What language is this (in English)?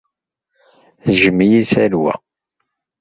Kabyle